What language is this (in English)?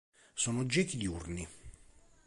Italian